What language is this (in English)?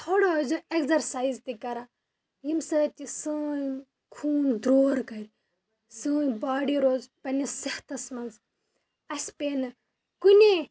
Kashmiri